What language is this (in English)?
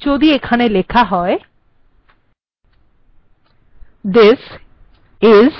Bangla